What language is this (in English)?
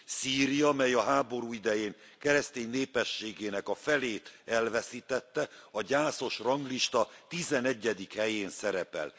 Hungarian